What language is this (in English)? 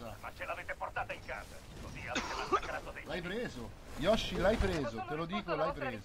Italian